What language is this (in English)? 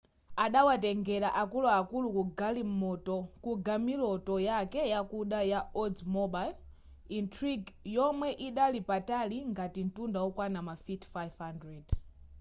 Nyanja